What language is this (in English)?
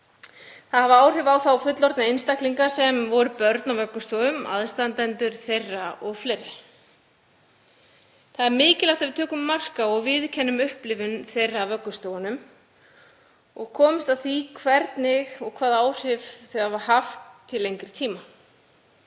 Icelandic